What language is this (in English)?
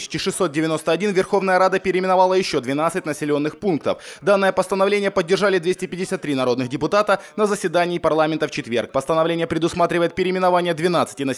Russian